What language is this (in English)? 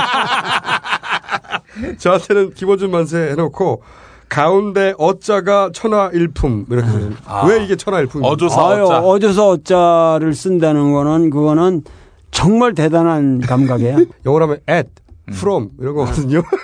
Korean